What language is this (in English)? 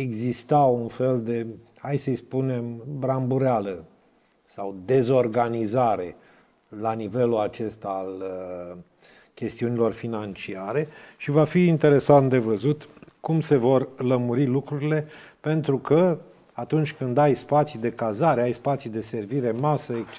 Romanian